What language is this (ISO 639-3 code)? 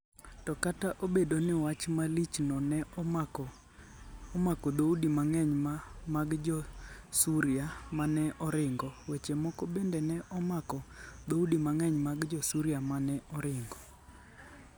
luo